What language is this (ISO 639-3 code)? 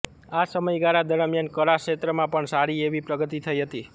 guj